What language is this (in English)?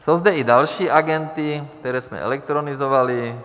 Czech